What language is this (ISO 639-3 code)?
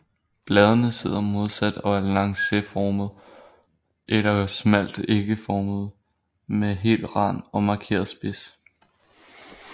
dan